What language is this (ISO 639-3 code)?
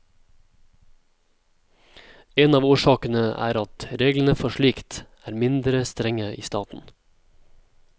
nor